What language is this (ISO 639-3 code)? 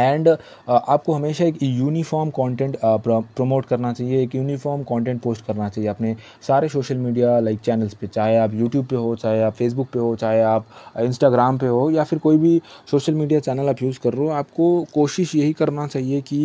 hin